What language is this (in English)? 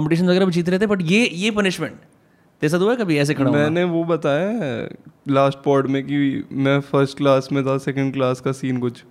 Hindi